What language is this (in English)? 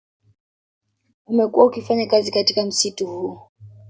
Swahili